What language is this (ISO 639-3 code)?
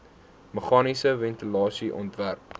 afr